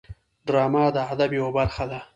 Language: Pashto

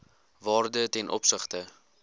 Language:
Afrikaans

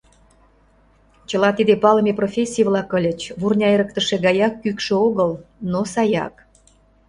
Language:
Mari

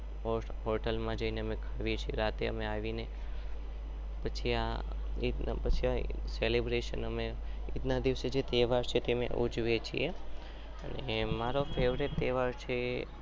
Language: Gujarati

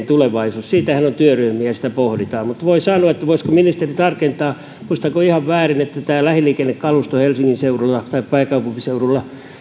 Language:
Finnish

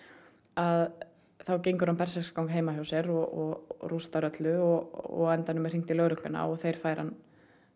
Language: Icelandic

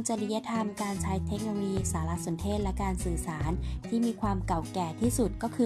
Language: Thai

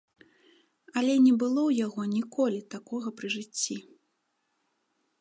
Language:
Belarusian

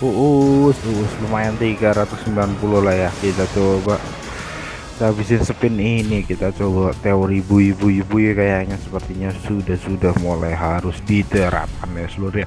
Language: Indonesian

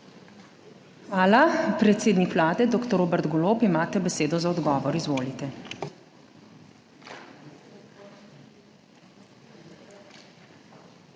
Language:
Slovenian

